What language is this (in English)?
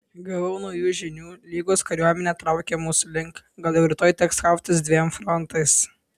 Lithuanian